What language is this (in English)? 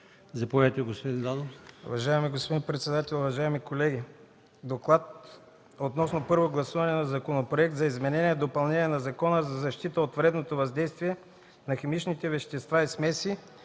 Bulgarian